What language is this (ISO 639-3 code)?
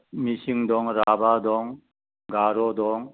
brx